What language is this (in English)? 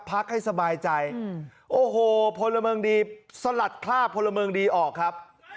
Thai